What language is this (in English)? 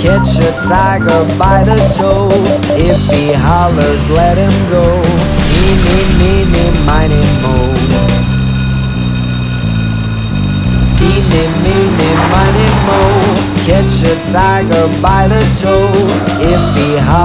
English